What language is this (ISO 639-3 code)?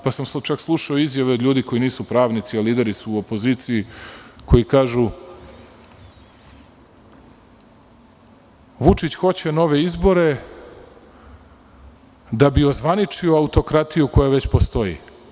srp